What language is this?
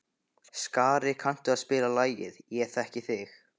Icelandic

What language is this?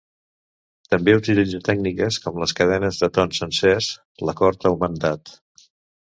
Catalan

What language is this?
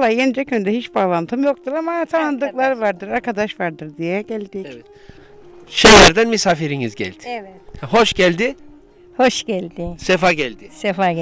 Turkish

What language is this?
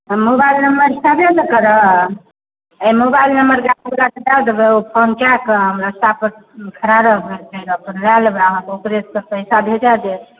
Maithili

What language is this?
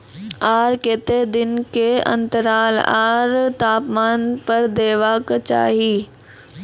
Maithili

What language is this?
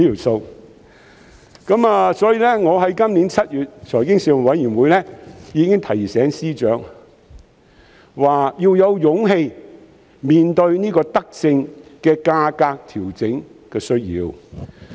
Cantonese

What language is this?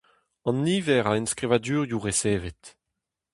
Breton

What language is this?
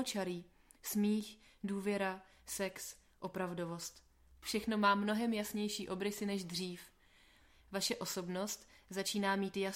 Czech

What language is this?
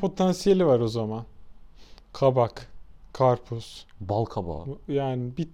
Turkish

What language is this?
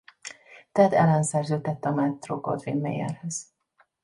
Hungarian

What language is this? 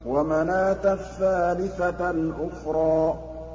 Arabic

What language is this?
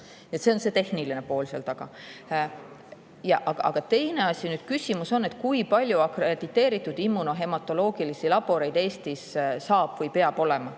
Estonian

